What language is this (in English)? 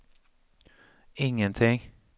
Swedish